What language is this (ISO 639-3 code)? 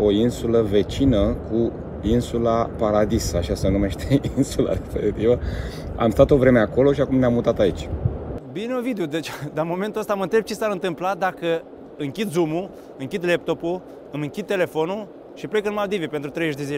ron